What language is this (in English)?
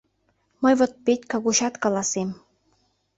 Mari